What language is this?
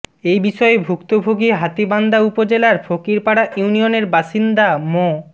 Bangla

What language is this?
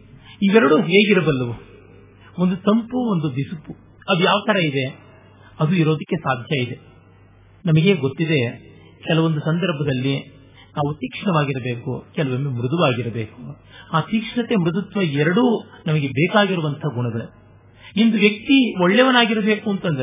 Kannada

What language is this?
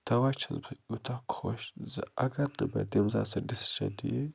Kashmiri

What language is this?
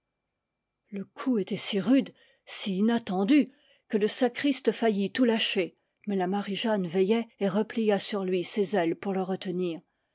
French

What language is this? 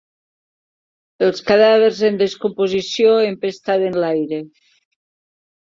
Catalan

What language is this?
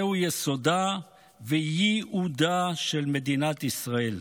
Hebrew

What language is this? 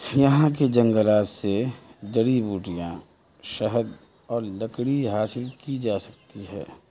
Urdu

